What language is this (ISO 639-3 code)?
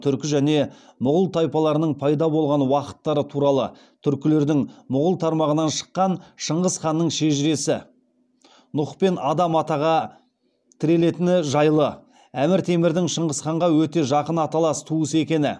kaz